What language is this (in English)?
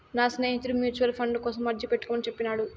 Telugu